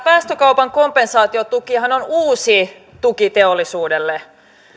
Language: Finnish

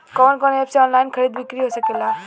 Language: Bhojpuri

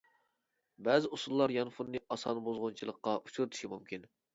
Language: Uyghur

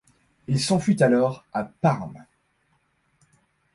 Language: French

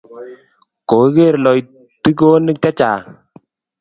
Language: Kalenjin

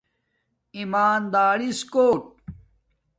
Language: Domaaki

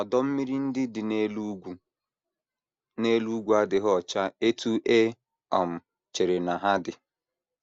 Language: Igbo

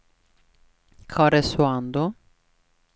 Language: Swedish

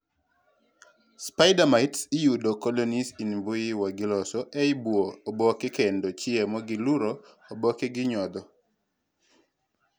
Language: Luo (Kenya and Tanzania)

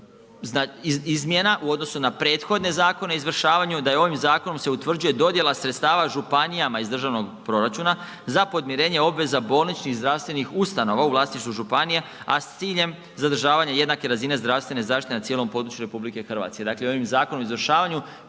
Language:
Croatian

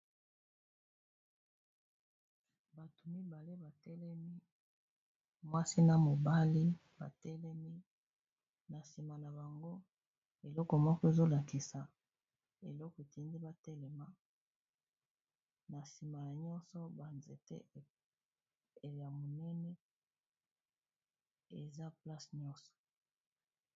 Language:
Lingala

